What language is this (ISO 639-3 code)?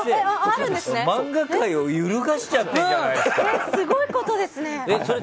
jpn